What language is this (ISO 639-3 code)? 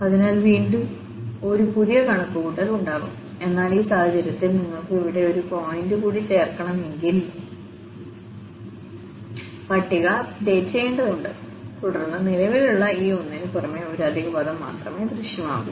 mal